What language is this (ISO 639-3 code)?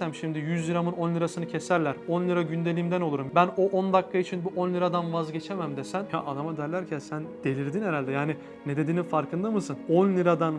tur